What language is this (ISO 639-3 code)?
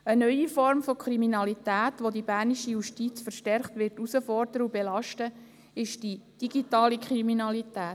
gsw